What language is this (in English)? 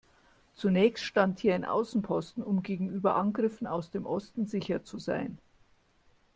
German